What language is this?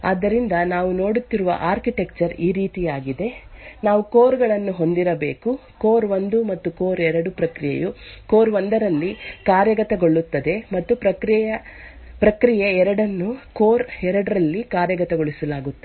Kannada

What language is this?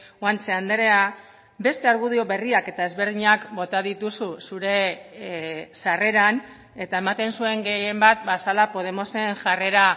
Basque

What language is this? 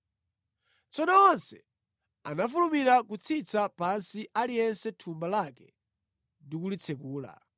Nyanja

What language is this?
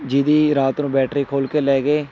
Punjabi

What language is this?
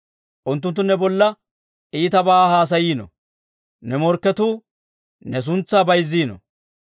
Dawro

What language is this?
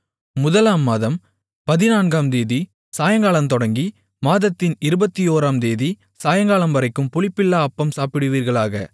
Tamil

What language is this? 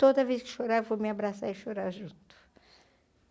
Portuguese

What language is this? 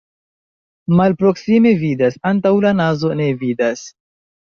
Esperanto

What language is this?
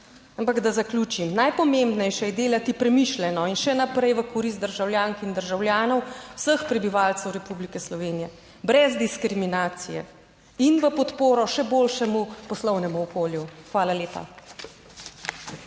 Slovenian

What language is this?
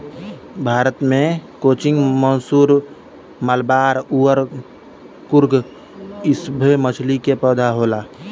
Bhojpuri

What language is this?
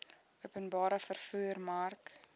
Afrikaans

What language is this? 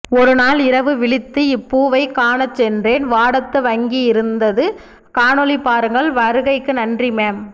Tamil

